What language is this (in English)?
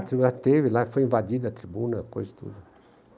Portuguese